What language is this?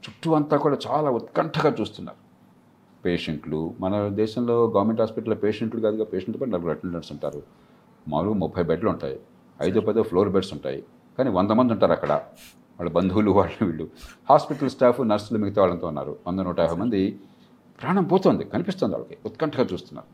Telugu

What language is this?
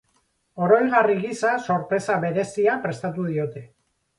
Basque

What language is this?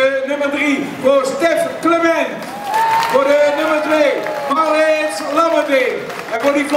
Dutch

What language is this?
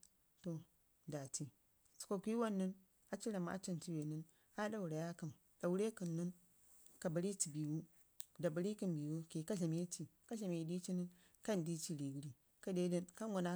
Ngizim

